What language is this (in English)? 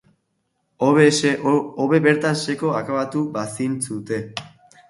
Basque